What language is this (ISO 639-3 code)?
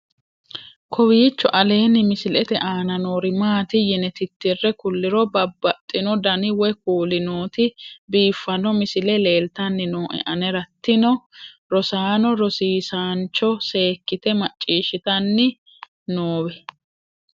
sid